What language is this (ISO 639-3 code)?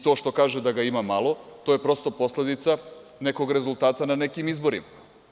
srp